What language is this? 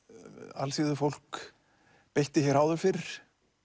Icelandic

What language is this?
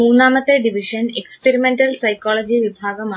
Malayalam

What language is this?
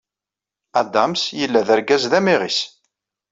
Kabyle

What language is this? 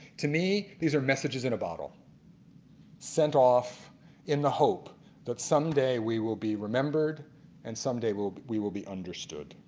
English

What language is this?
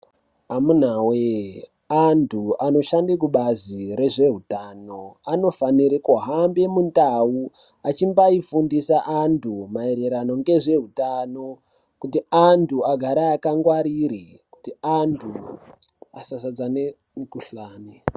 Ndau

